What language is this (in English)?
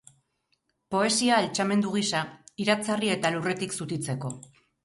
Basque